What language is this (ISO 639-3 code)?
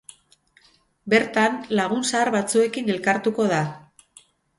eus